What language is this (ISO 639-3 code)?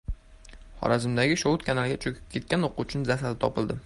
uzb